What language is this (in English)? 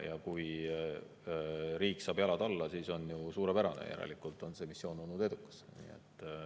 Estonian